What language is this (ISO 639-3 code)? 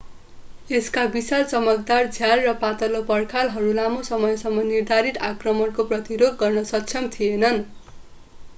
nep